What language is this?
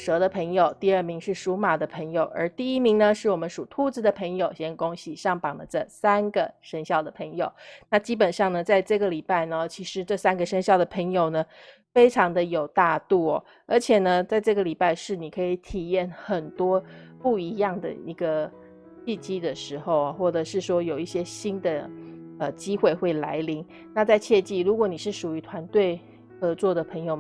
Chinese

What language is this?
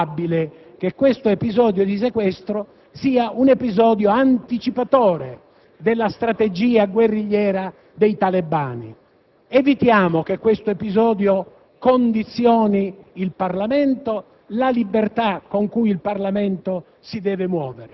Italian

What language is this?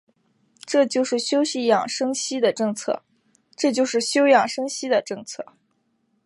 Chinese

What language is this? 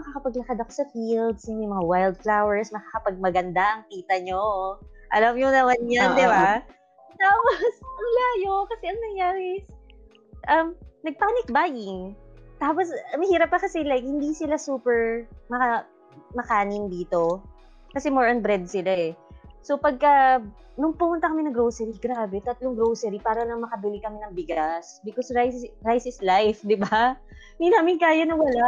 Filipino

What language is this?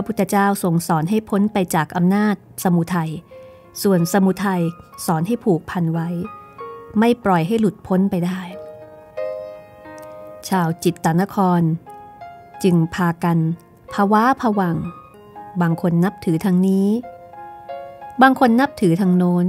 Thai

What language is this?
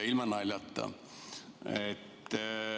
Estonian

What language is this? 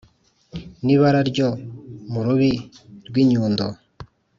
Kinyarwanda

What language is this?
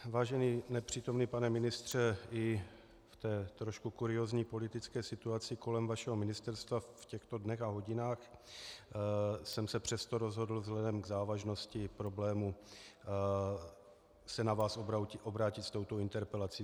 Czech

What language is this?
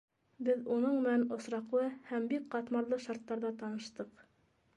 Bashkir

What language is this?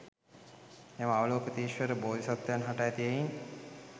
Sinhala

